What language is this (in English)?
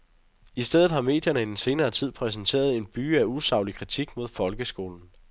Danish